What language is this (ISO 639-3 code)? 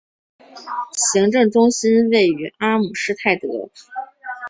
zho